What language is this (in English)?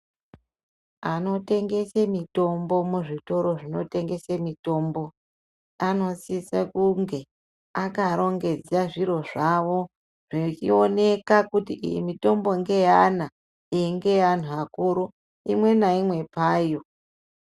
Ndau